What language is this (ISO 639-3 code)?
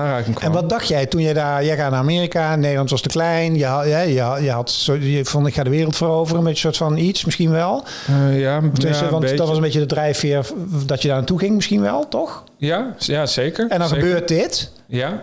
nld